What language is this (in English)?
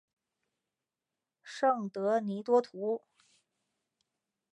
Chinese